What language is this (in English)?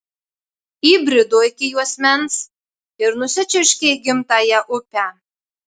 Lithuanian